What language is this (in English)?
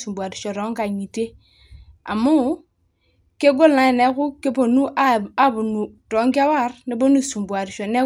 Masai